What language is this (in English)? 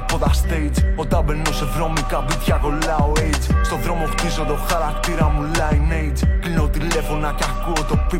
Greek